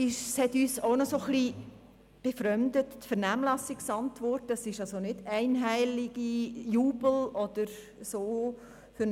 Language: Swiss German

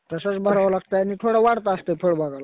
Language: Marathi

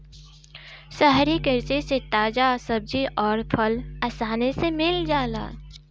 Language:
Bhojpuri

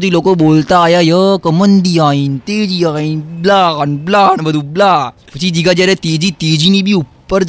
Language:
Gujarati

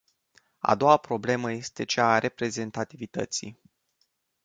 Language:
Romanian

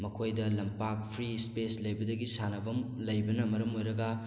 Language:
Manipuri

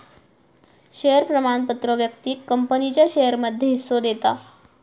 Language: Marathi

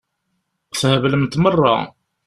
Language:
Kabyle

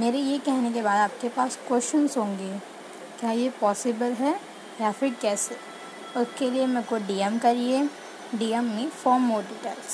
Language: Hindi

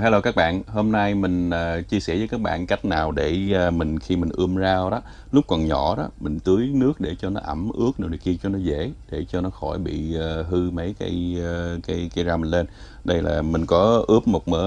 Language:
Vietnamese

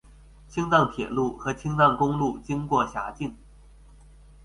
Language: Chinese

